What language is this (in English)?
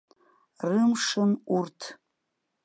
Abkhazian